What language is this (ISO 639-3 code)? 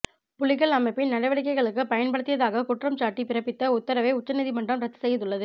tam